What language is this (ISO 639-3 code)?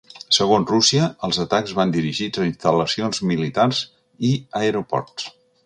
cat